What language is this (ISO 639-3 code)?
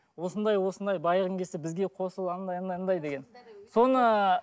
kaz